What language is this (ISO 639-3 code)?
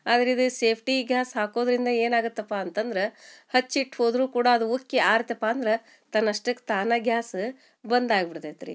kan